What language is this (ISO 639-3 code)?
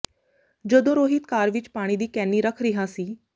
pan